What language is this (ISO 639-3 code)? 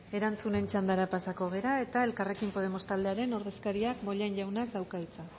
eus